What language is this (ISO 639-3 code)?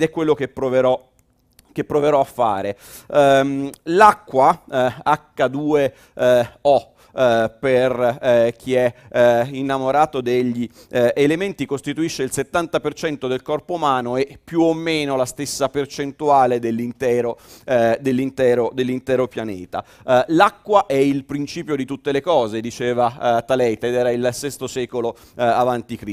ita